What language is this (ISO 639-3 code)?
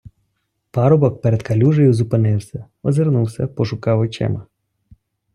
ukr